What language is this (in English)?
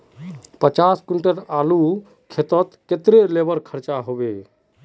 Magahi